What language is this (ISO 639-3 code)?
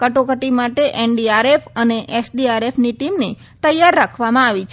guj